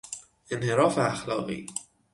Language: Persian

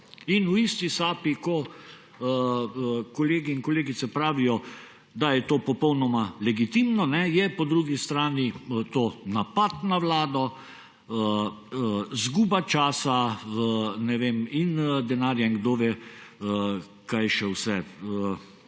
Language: Slovenian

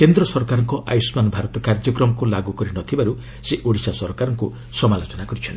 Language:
Odia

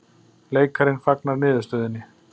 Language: Icelandic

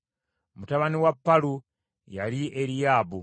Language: Ganda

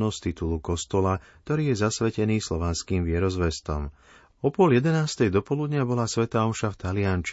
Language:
Slovak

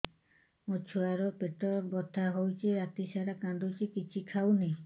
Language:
Odia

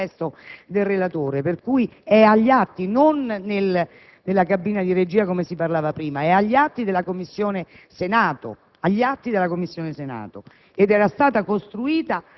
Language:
Italian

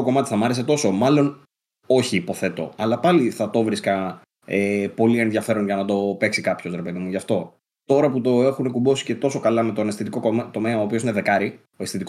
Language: Greek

